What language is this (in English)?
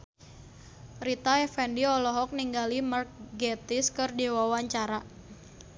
Sundanese